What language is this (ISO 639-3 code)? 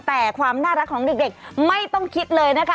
tha